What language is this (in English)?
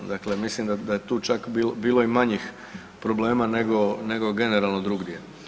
Croatian